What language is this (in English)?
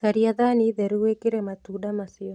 Kikuyu